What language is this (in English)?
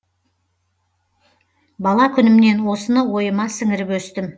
Kazakh